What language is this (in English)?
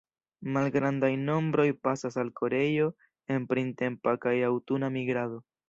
Esperanto